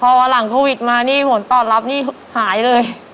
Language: Thai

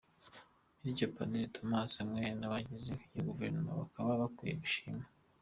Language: Kinyarwanda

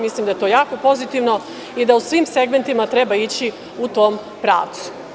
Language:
Serbian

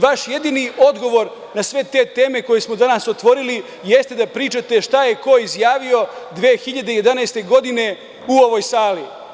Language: Serbian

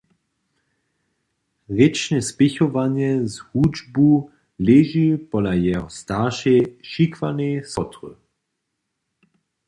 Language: Upper Sorbian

